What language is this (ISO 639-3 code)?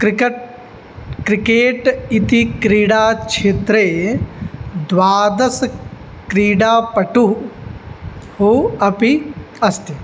san